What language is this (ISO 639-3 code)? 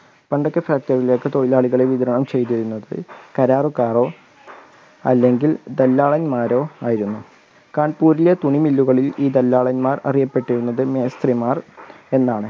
mal